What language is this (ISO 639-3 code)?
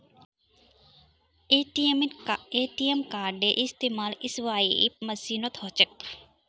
mag